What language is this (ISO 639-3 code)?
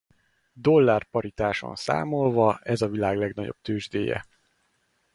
hun